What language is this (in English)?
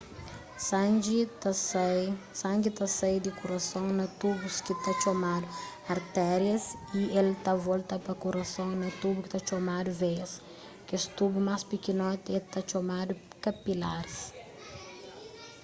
Kabuverdianu